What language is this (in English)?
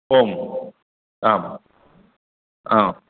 Sanskrit